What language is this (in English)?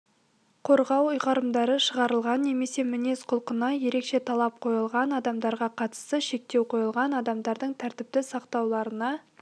Kazakh